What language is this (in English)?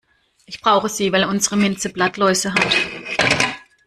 German